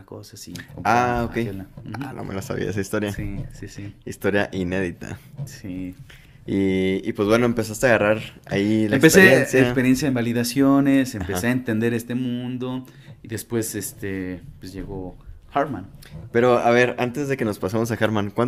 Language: Spanish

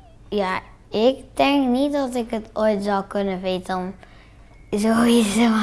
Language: Dutch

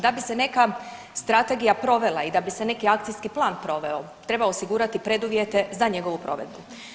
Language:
Croatian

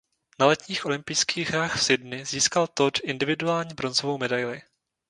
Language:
Czech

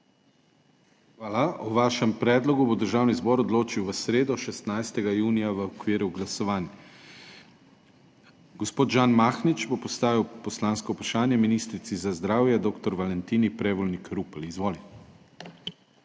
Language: Slovenian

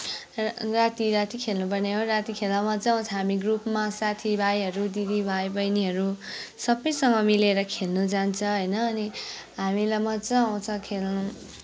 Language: Nepali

